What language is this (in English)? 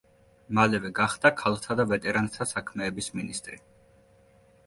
Georgian